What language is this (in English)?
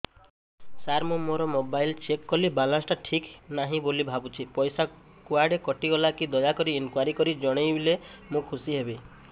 Odia